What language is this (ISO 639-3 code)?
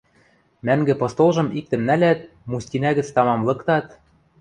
mrj